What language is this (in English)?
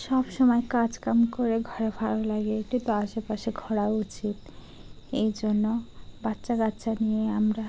Bangla